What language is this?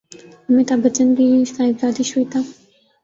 Urdu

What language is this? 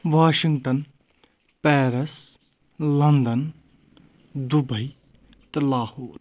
Kashmiri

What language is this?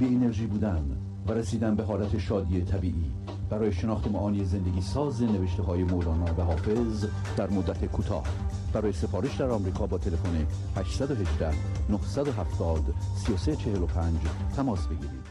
Persian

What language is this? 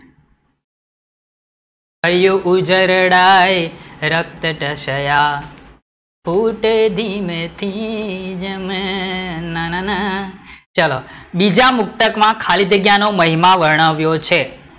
Gujarati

